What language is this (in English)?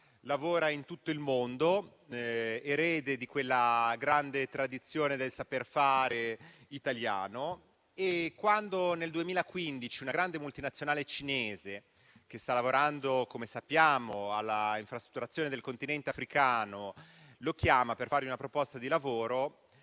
Italian